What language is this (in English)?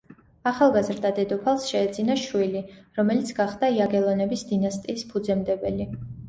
Georgian